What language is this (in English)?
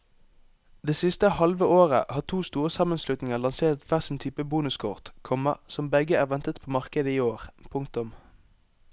Norwegian